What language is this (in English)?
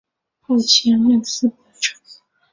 Chinese